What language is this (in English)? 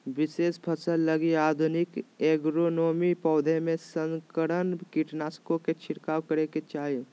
Magahi